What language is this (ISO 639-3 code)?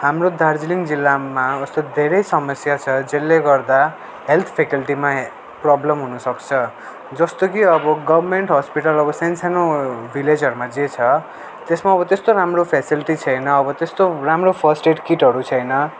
nep